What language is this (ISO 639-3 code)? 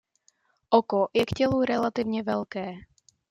ces